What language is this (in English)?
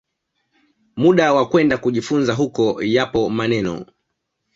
Swahili